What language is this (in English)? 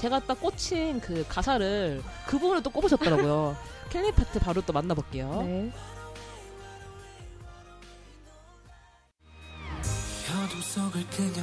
Korean